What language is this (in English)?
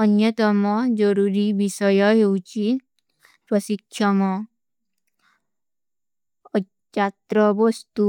Kui (India)